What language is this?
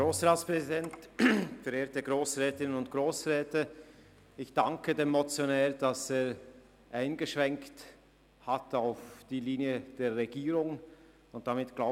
Swiss German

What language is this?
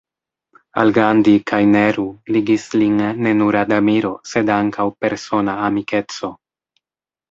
Esperanto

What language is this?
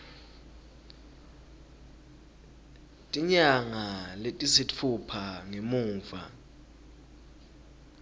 Swati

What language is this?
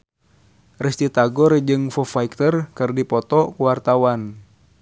Sundanese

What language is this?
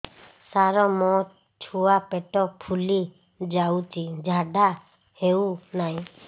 Odia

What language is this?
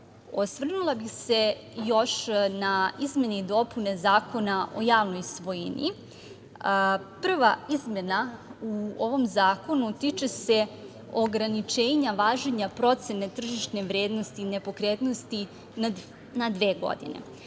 Serbian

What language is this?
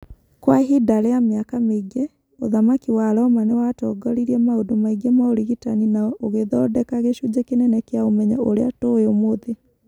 Kikuyu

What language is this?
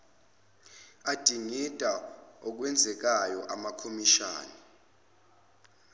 Zulu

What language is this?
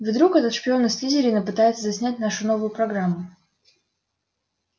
Russian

